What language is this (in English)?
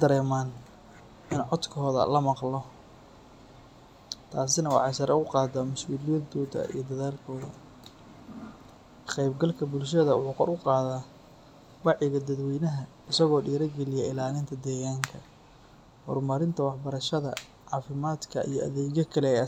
Somali